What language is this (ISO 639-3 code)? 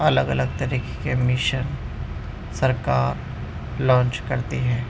urd